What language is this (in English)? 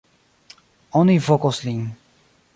Esperanto